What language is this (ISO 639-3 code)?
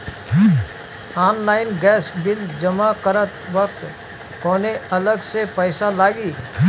bho